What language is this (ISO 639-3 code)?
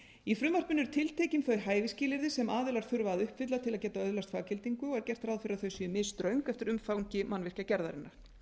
isl